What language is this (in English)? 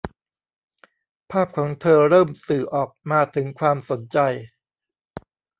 Thai